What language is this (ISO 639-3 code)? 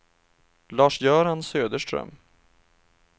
swe